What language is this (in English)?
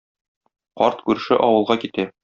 Tatar